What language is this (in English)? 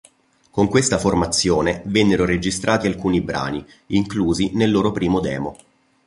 Italian